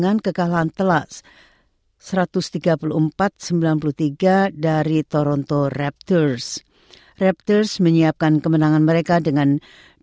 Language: Indonesian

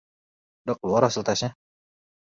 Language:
Indonesian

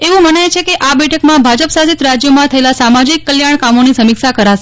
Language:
Gujarati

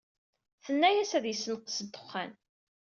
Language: Kabyle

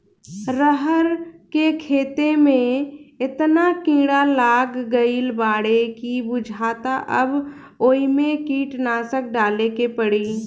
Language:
Bhojpuri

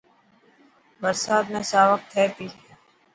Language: Dhatki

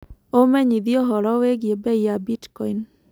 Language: Kikuyu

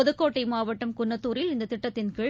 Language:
Tamil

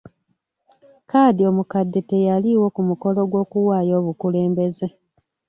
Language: Ganda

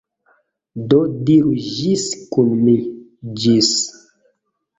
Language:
Esperanto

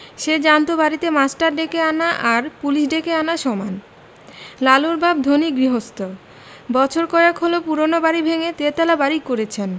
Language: Bangla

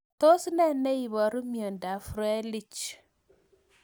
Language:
Kalenjin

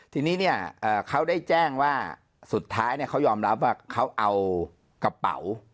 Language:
Thai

